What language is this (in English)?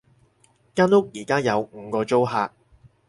Cantonese